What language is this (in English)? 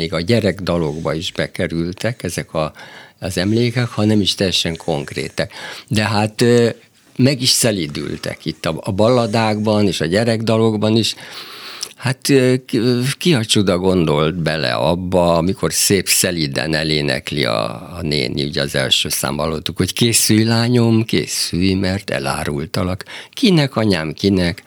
Hungarian